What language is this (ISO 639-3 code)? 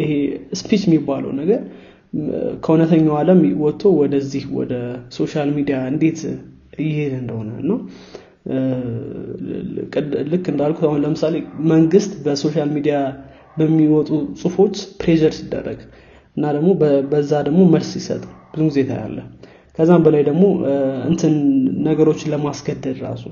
amh